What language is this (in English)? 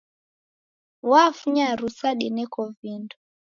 Taita